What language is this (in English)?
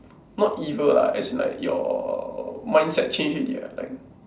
English